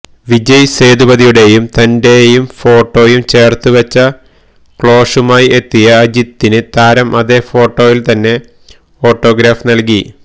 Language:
Malayalam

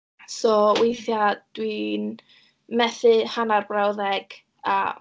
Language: Welsh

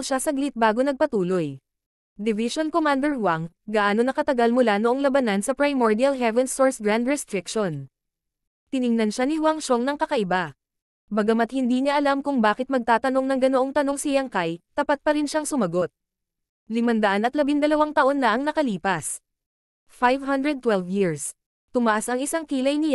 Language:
Filipino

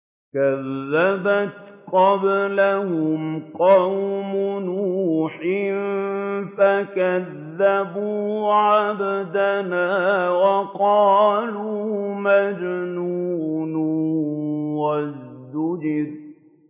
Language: Arabic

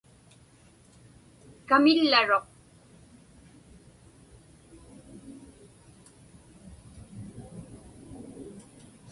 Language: Inupiaq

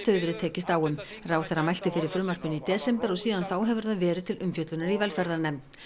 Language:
Icelandic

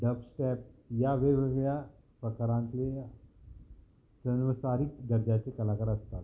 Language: Konkani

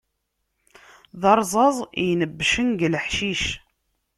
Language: Kabyle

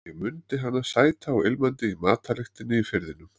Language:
Icelandic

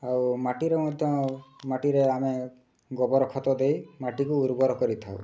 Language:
Odia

